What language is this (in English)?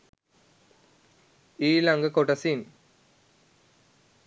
Sinhala